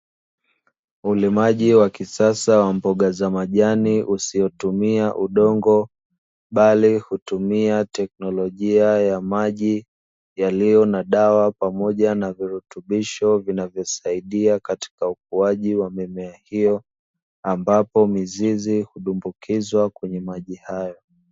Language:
Swahili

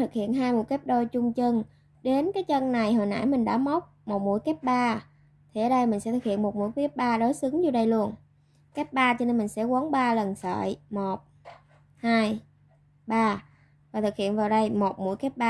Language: Vietnamese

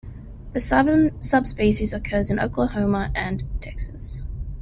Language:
English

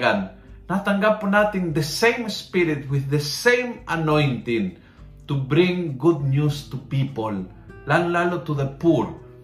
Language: Filipino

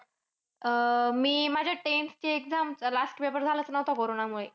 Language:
Marathi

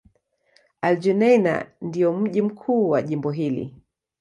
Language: Swahili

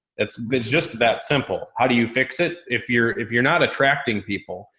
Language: English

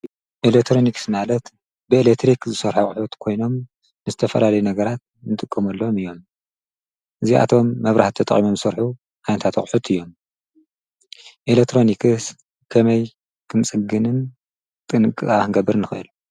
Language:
Tigrinya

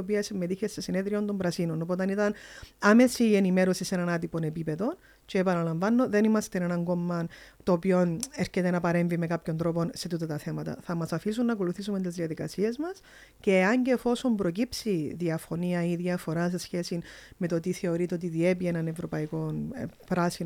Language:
Greek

